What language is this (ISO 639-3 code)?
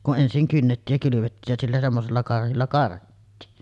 fin